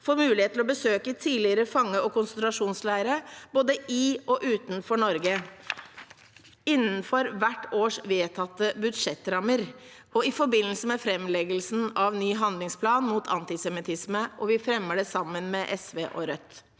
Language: Norwegian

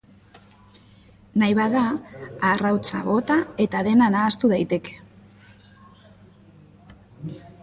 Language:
Basque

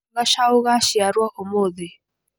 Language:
Kikuyu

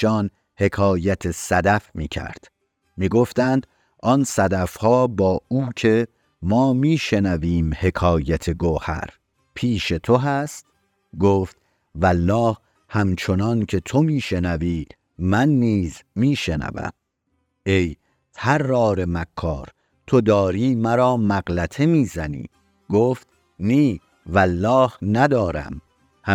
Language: Persian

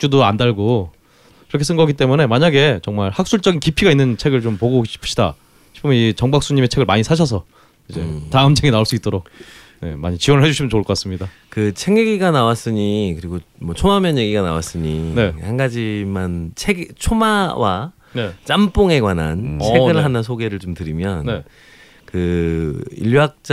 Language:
Korean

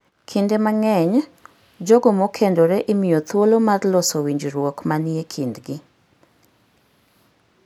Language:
Luo (Kenya and Tanzania)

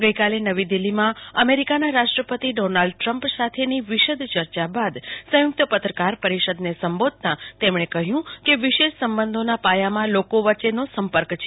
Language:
Gujarati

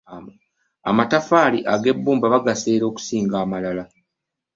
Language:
Ganda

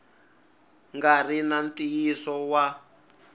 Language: Tsonga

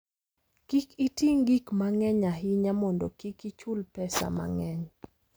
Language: Luo (Kenya and Tanzania)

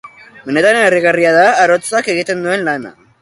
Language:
Basque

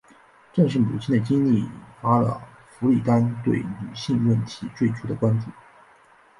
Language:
Chinese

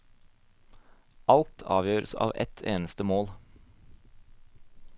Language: Norwegian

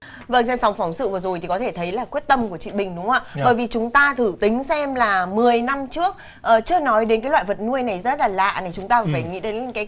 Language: Vietnamese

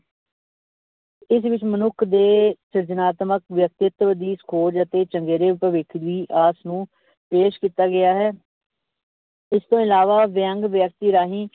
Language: Punjabi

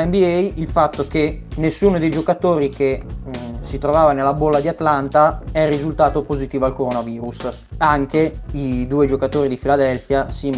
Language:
Italian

